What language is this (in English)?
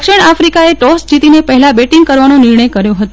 Gujarati